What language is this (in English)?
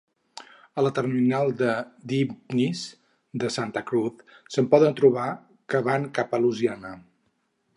Catalan